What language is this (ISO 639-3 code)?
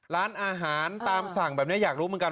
tha